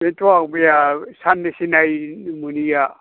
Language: Bodo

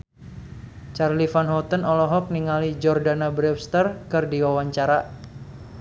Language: Sundanese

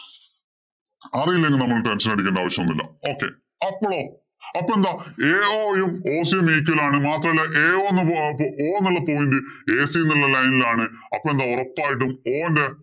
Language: Malayalam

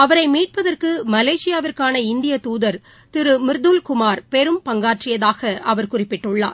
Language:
Tamil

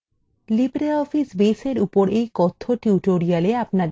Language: Bangla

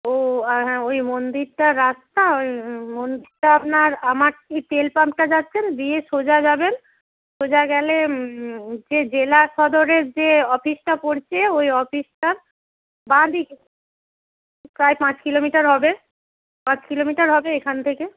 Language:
Bangla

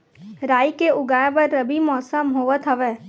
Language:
Chhattisgarhi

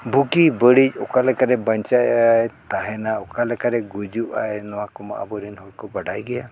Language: Santali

